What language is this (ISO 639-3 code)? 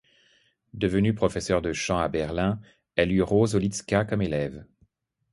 fra